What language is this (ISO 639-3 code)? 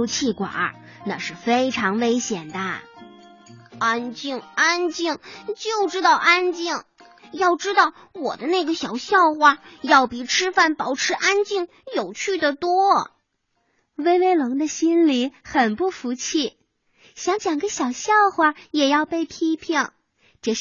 zho